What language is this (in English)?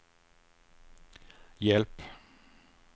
Swedish